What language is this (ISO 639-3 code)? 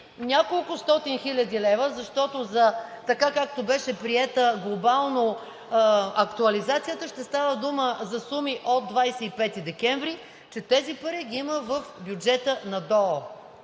bul